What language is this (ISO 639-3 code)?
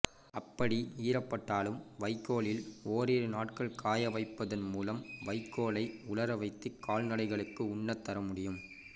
tam